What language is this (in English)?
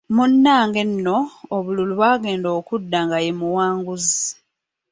Ganda